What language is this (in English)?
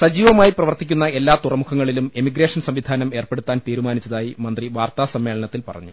Malayalam